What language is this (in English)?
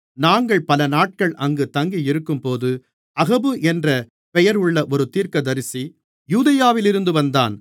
Tamil